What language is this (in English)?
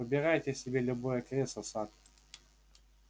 Russian